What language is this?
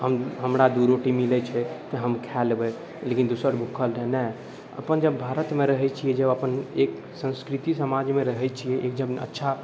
Maithili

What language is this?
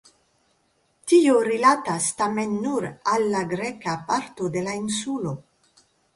Esperanto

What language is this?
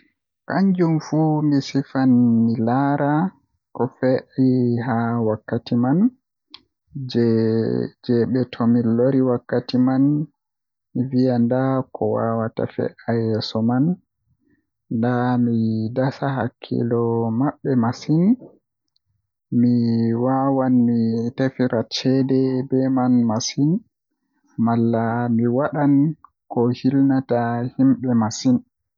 Western Niger Fulfulde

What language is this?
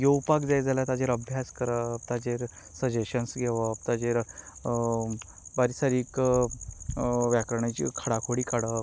Konkani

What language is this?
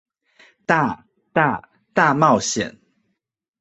Chinese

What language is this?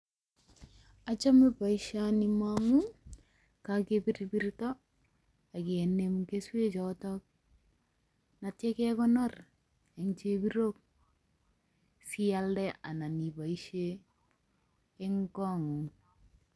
Kalenjin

